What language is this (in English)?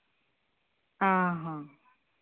Santali